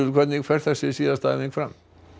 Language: Icelandic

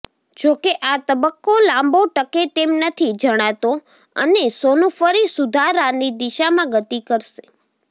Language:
Gujarati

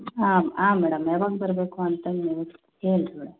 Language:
Kannada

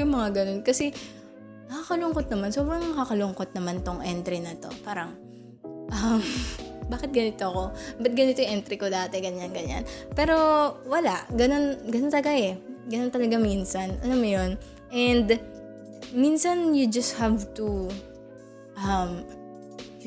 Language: Filipino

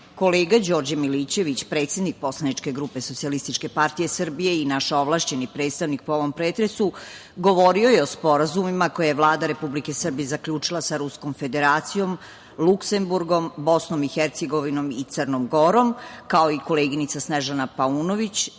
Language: Serbian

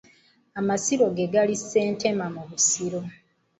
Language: Ganda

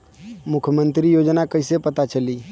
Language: Bhojpuri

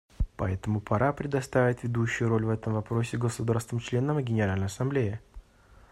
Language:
Russian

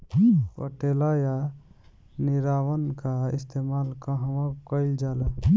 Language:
Bhojpuri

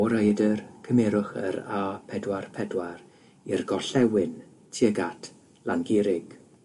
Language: Welsh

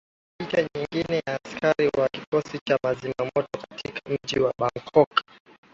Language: Swahili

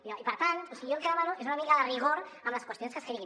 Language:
Catalan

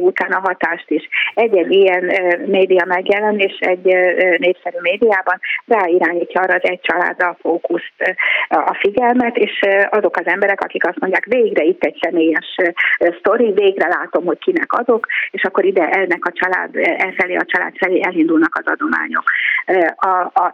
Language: Hungarian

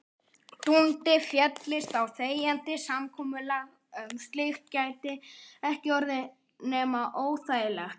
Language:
Icelandic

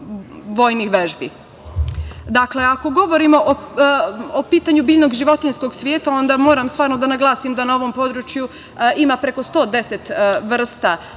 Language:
Serbian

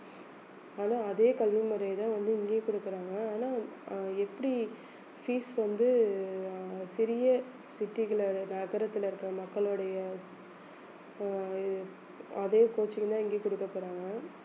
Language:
Tamil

